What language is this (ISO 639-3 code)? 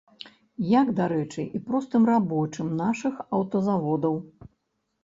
bel